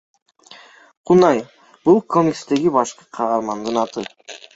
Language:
Kyrgyz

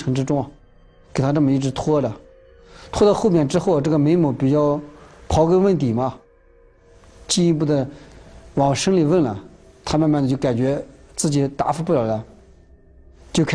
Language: Chinese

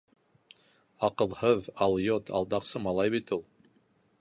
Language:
Bashkir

